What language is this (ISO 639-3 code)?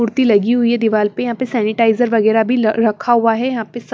hin